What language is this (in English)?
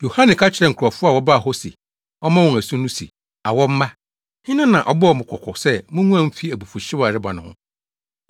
Akan